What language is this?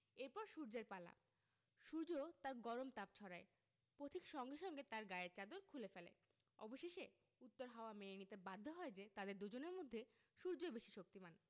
Bangla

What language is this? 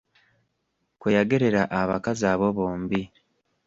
Ganda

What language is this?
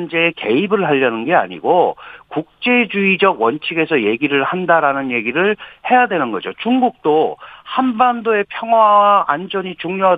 Korean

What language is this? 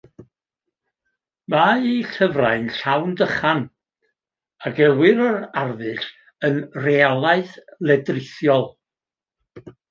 Welsh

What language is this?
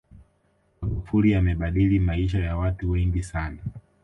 Swahili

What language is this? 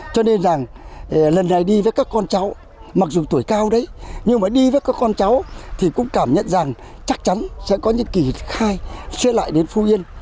Vietnamese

